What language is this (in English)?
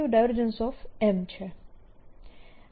Gujarati